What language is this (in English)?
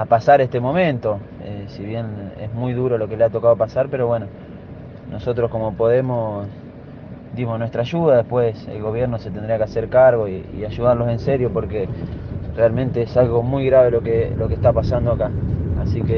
Spanish